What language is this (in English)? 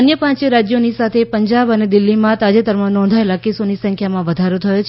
Gujarati